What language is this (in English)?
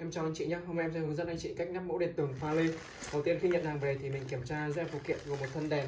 Vietnamese